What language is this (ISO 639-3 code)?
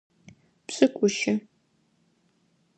ady